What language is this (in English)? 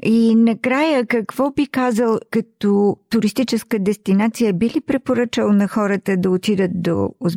Bulgarian